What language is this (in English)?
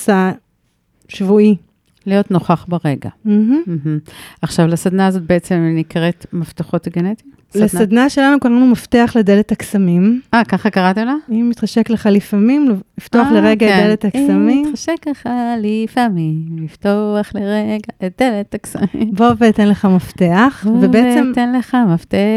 Hebrew